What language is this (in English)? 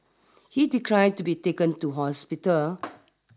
English